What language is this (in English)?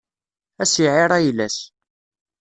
Kabyle